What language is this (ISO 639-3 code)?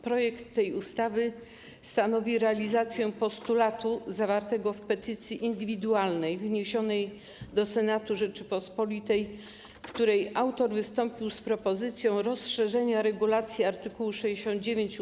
pol